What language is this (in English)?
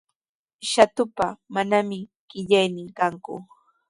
Sihuas Ancash Quechua